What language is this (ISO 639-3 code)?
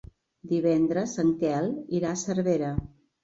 cat